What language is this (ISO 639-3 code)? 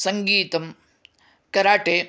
san